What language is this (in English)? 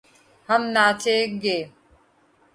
Urdu